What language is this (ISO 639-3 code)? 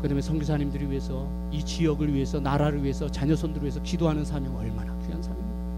kor